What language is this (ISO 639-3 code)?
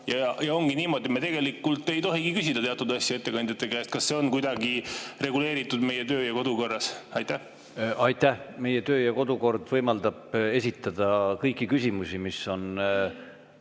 est